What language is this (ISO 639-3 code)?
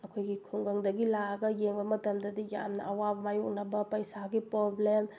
mni